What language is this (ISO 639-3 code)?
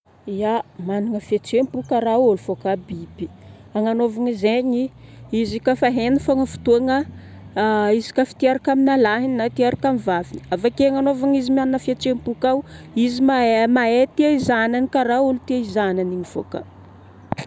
bmm